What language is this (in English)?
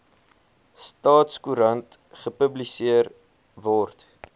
Afrikaans